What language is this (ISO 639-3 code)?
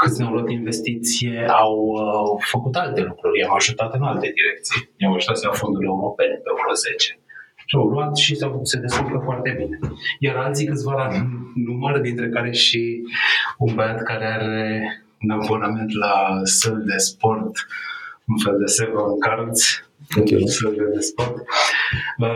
ron